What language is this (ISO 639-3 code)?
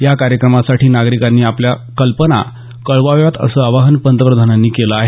mar